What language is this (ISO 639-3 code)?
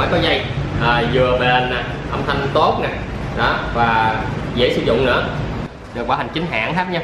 vie